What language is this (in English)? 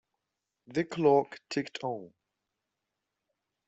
English